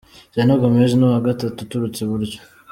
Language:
Kinyarwanda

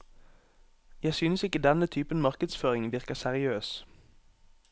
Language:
Norwegian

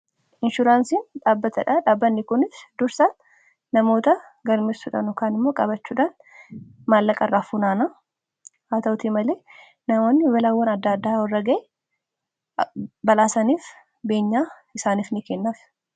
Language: Oromo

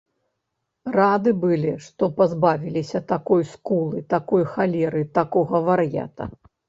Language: Belarusian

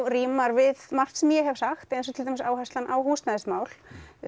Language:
Icelandic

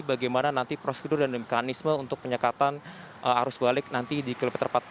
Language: Indonesian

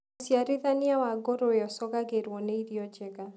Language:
Kikuyu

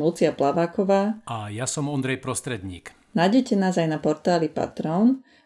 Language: Slovak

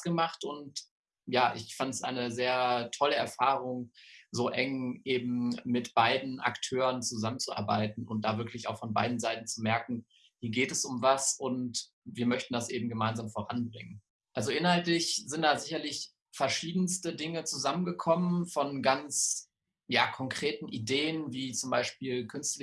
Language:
German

